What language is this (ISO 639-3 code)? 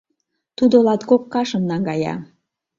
chm